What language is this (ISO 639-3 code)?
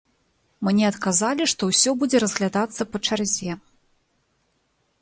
bel